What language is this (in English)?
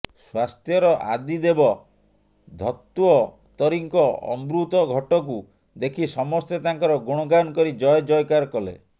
Odia